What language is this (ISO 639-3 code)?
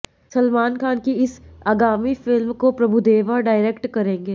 hin